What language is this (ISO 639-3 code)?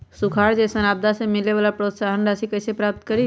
mag